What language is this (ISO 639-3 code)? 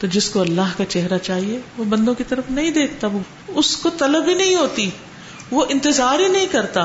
urd